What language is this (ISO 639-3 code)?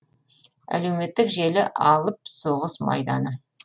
kaz